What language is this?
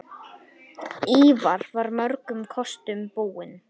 Icelandic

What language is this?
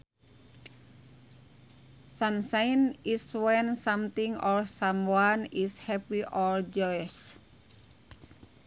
Sundanese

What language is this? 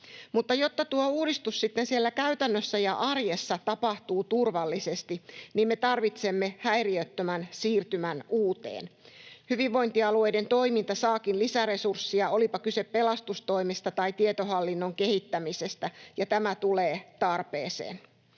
Finnish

